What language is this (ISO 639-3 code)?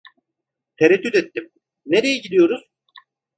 tur